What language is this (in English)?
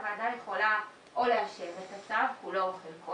Hebrew